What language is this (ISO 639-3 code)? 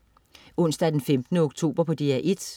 dan